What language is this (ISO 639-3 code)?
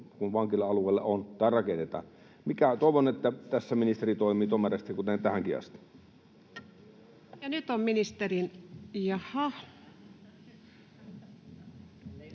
fin